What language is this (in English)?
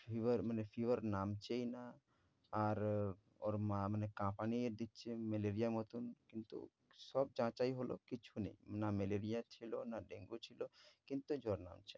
Bangla